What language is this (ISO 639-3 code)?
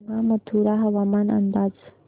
mar